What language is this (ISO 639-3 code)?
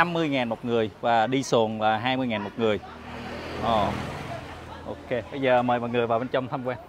vie